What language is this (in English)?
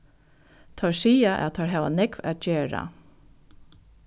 Faroese